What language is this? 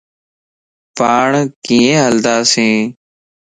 Lasi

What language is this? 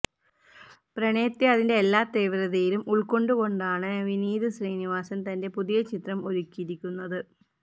Malayalam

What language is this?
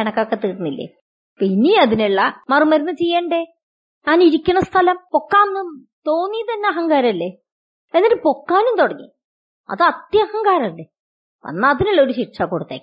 Malayalam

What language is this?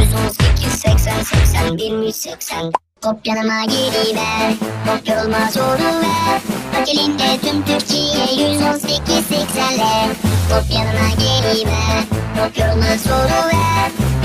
Turkish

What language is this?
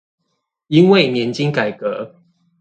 Chinese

